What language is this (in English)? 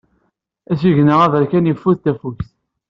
Kabyle